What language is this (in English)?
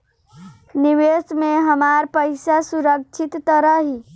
Bhojpuri